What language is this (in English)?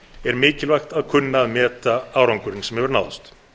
Icelandic